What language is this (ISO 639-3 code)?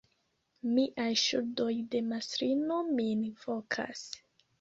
epo